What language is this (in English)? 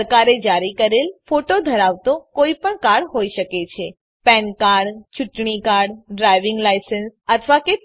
Gujarati